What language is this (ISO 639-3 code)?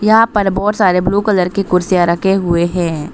hin